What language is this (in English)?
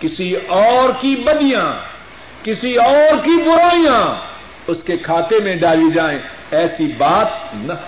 Urdu